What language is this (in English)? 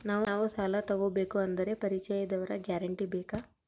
Kannada